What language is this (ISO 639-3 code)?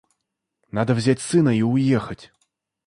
rus